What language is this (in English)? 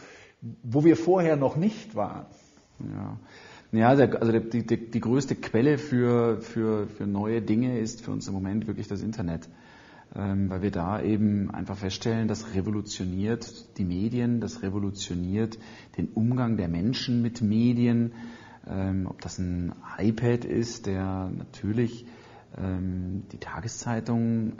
German